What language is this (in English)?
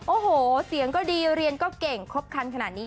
Thai